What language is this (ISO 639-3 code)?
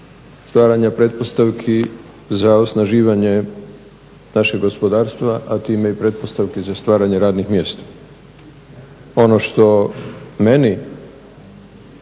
hrv